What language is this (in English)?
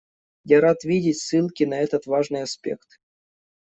Russian